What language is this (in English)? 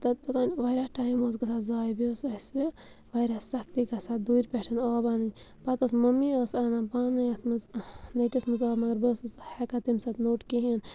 Kashmiri